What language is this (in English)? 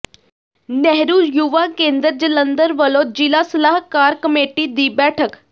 Punjabi